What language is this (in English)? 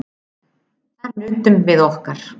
Icelandic